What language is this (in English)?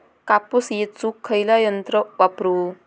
Marathi